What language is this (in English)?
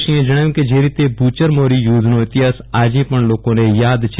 Gujarati